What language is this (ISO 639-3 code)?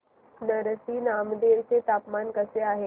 mar